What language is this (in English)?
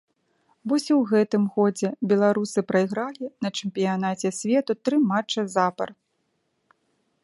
Belarusian